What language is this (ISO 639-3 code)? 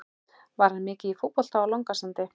isl